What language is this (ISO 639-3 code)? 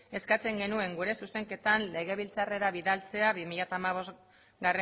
eus